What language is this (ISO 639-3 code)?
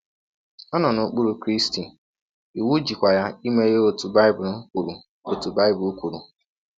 ibo